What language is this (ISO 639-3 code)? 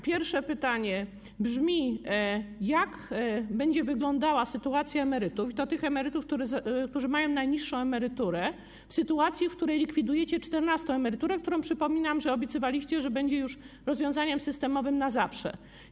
pol